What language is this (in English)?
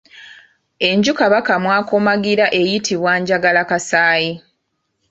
Ganda